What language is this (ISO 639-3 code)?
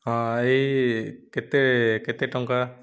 ori